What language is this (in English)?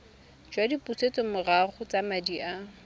Tswana